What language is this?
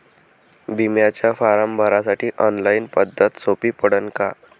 Marathi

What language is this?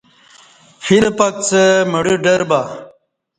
Kati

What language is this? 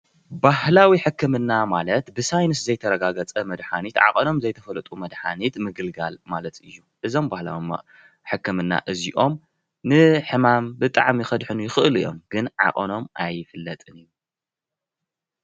Tigrinya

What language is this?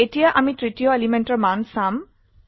Assamese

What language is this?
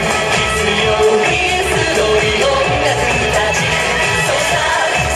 Dutch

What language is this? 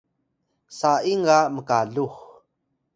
Atayal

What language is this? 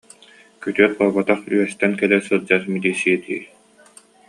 Yakut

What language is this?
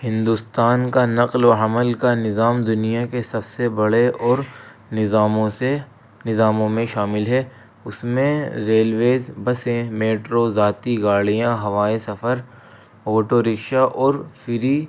Urdu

